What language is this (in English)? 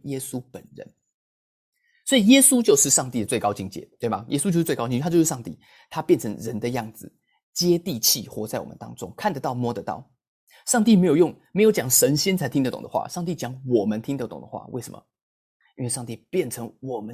Chinese